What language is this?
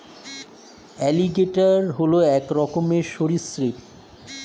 Bangla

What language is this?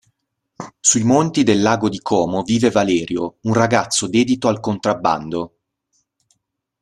Italian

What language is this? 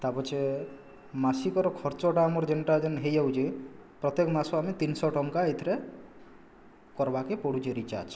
Odia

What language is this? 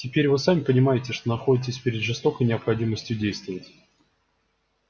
Russian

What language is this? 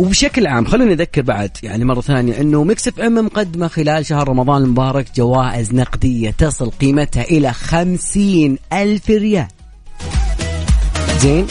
Arabic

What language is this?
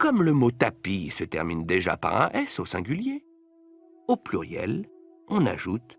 French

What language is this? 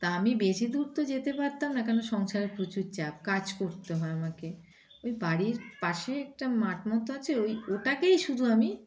Bangla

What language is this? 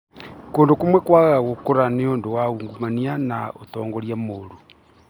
Kikuyu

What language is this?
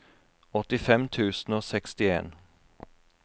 Norwegian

